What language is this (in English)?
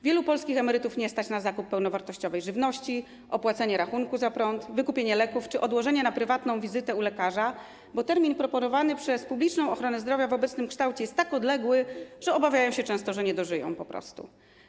Polish